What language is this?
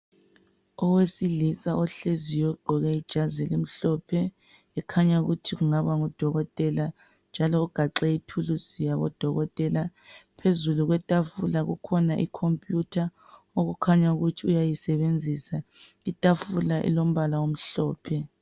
North Ndebele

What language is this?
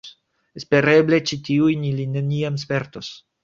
Esperanto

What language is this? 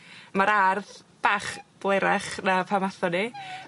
Welsh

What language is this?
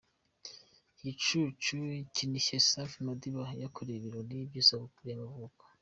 Kinyarwanda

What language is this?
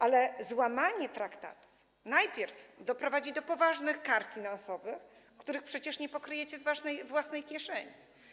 Polish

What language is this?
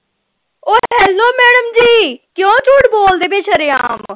Punjabi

